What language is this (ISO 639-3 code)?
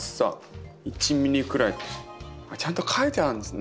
jpn